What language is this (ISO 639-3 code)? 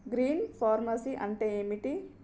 tel